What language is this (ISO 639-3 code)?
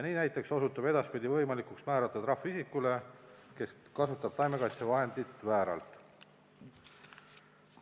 est